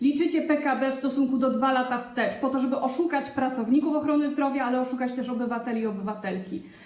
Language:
Polish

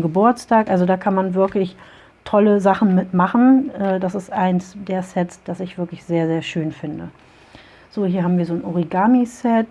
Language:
German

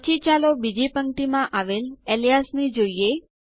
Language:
Gujarati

